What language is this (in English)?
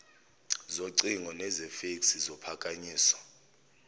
Zulu